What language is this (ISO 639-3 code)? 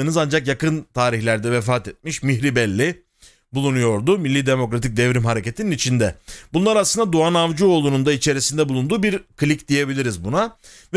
tur